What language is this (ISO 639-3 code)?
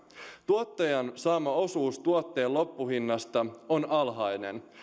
fin